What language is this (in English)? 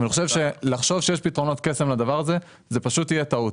Hebrew